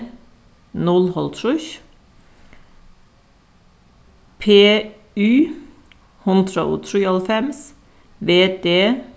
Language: Faroese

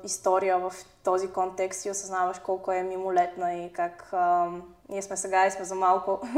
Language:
Bulgarian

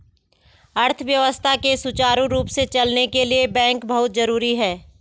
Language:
Hindi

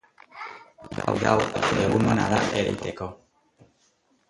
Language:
Basque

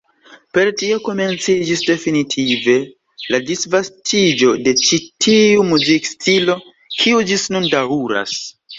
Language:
Esperanto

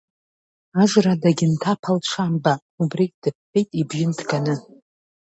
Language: Abkhazian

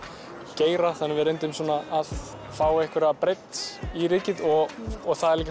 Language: Icelandic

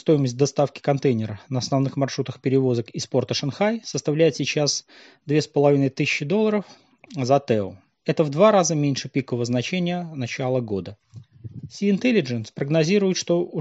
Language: Russian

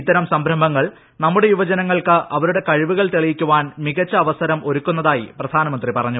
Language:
Malayalam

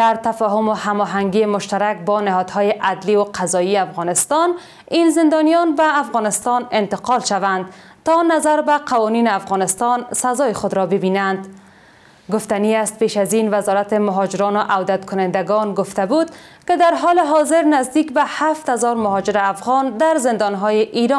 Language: Persian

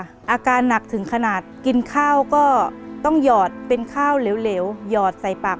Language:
Thai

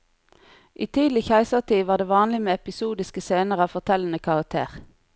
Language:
Norwegian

